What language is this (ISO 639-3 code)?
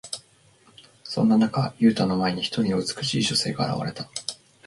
jpn